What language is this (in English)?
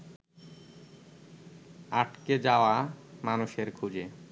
Bangla